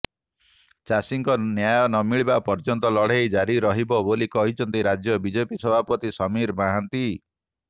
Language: Odia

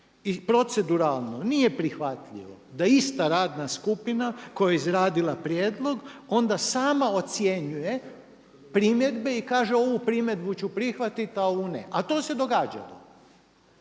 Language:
Croatian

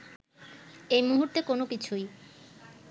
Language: Bangla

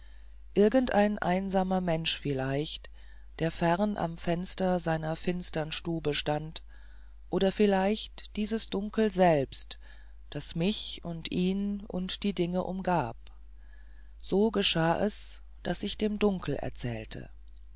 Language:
German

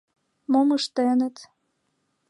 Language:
Mari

